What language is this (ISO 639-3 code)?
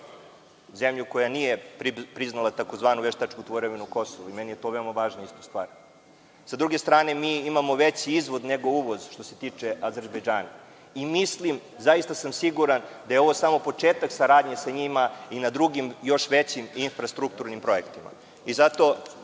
srp